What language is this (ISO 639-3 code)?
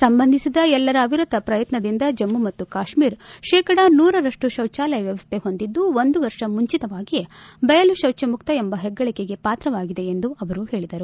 kan